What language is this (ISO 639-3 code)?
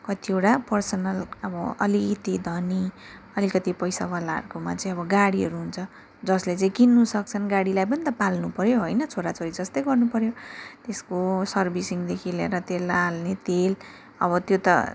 nep